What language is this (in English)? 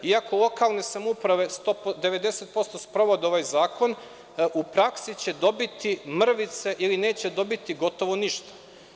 Serbian